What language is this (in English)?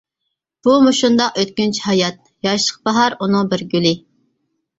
Uyghur